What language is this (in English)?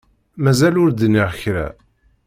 Kabyle